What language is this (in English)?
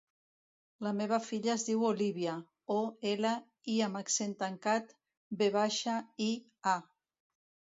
Catalan